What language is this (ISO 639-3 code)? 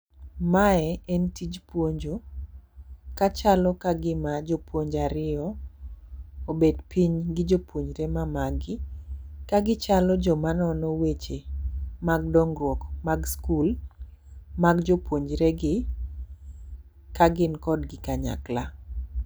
luo